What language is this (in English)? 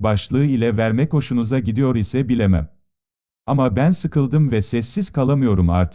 Turkish